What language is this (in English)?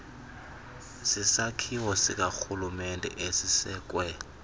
Xhosa